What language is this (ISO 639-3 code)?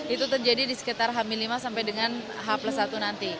ind